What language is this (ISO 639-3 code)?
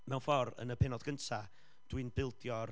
cym